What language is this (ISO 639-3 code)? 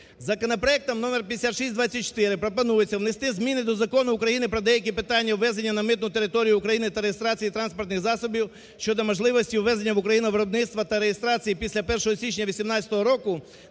ukr